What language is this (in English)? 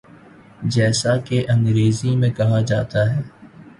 Urdu